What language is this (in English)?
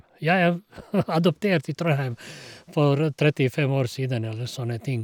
Norwegian